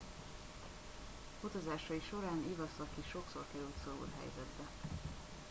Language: Hungarian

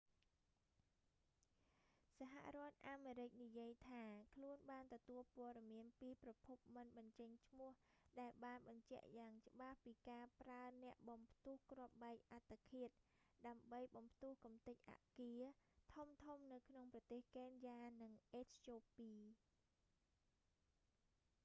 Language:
Khmer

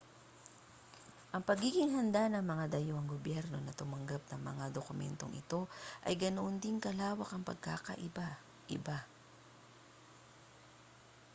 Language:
Filipino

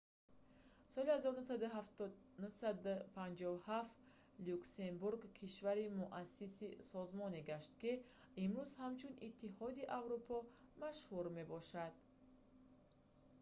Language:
Tajik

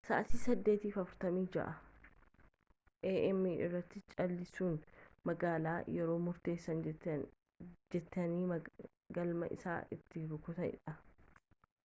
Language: Oromo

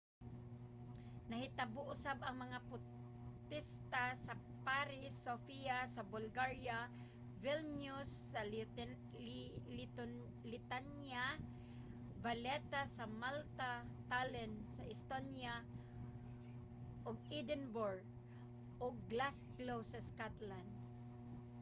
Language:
Cebuano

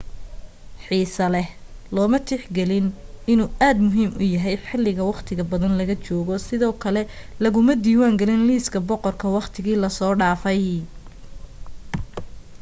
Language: Somali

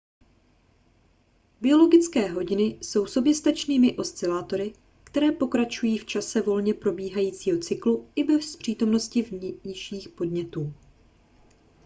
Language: Czech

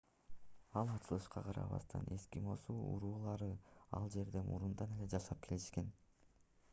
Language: Kyrgyz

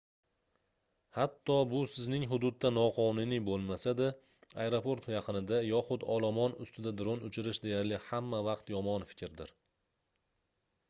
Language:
Uzbek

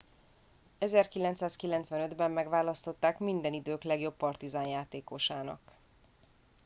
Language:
Hungarian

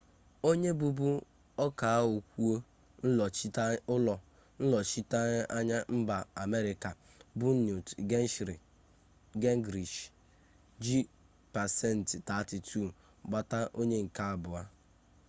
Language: Igbo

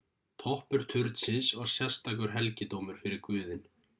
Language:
Icelandic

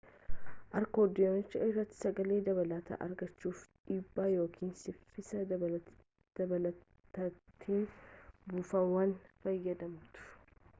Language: Oromo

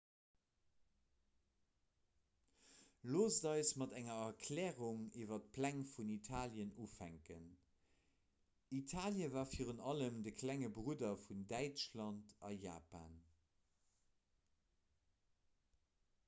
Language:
Luxembourgish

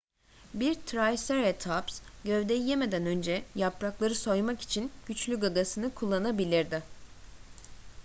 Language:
Turkish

